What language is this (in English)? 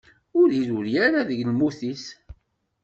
Kabyle